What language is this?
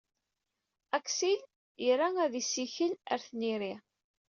Kabyle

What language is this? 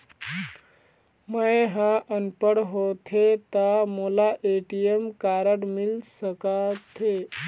Chhattisgarhi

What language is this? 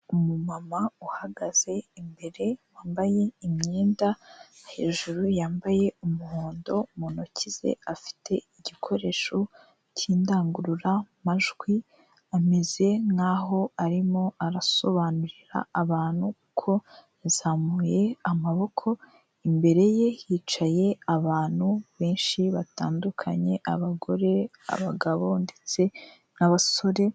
Kinyarwanda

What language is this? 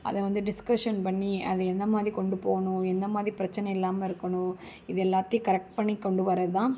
Tamil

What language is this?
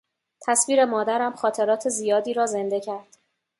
Persian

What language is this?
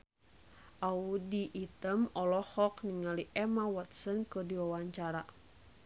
Sundanese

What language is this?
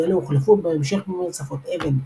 Hebrew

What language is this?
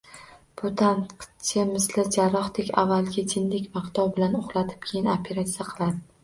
Uzbek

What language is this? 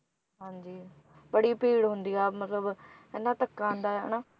Punjabi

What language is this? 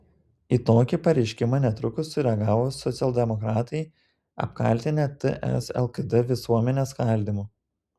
Lithuanian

